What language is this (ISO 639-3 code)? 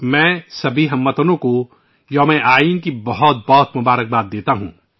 urd